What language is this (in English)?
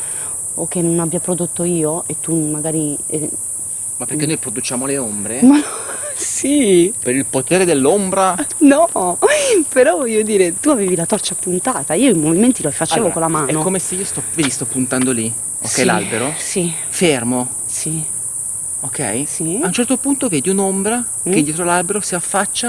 Italian